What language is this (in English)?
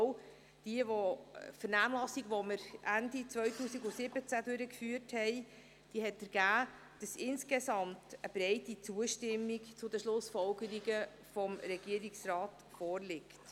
Swiss German